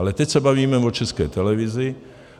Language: Czech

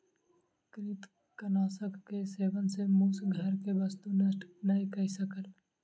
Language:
Maithili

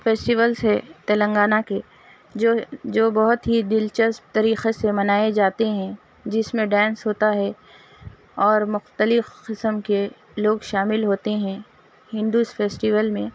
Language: Urdu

